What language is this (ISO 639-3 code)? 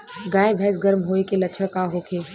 bho